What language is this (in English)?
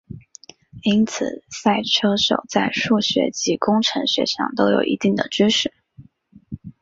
Chinese